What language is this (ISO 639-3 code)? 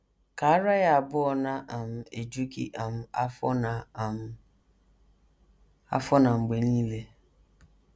ibo